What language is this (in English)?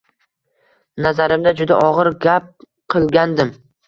Uzbek